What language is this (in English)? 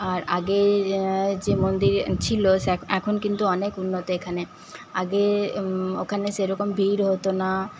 Bangla